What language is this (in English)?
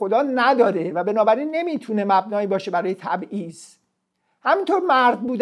Persian